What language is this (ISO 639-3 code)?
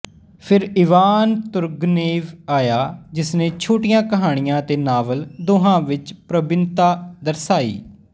pan